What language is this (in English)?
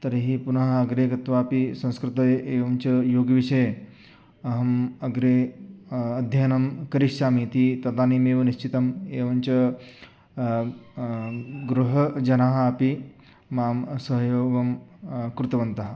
Sanskrit